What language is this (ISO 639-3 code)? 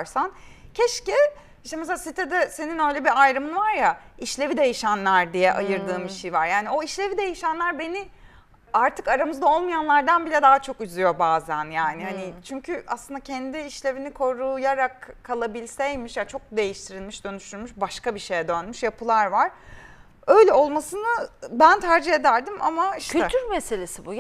tur